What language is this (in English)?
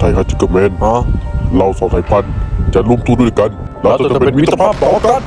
Thai